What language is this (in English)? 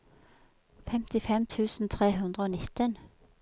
Norwegian